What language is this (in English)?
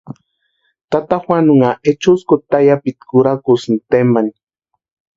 Western Highland Purepecha